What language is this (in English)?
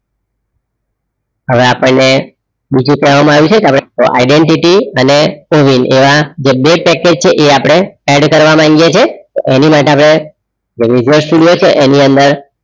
Gujarati